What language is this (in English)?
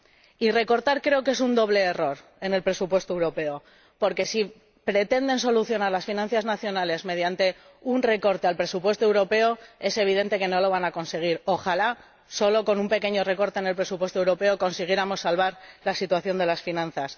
Spanish